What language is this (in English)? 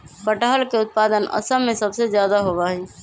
Magahi